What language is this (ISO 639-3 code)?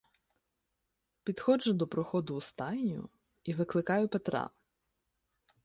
ukr